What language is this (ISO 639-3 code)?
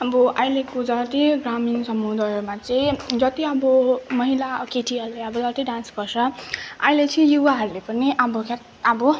nep